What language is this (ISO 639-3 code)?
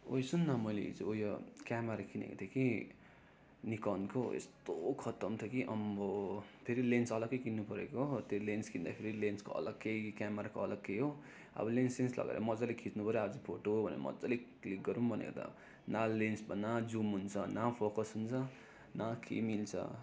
nep